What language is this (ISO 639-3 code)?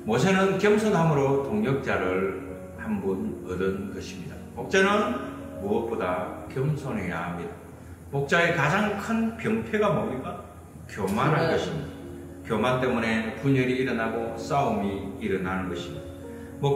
kor